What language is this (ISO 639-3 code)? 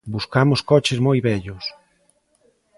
glg